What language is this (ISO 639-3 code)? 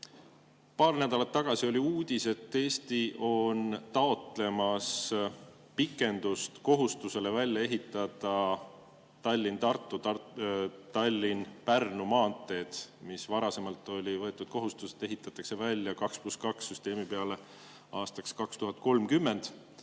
est